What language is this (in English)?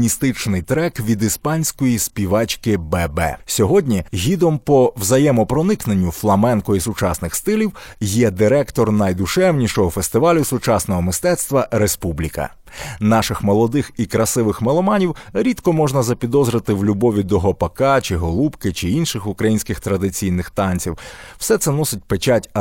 Ukrainian